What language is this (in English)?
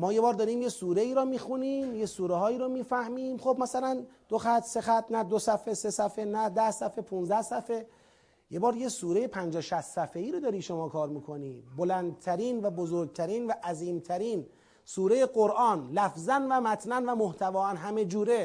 Persian